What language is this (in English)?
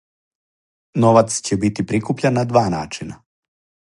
Serbian